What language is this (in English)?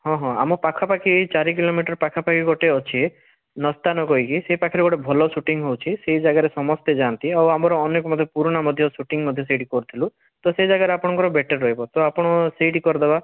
Odia